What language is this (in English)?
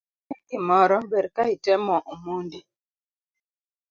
Luo (Kenya and Tanzania)